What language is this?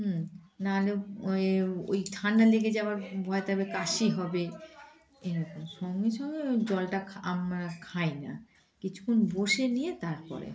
Bangla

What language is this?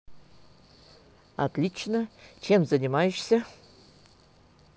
Russian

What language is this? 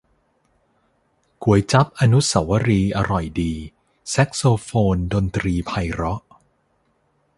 Thai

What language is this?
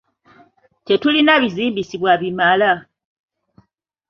Ganda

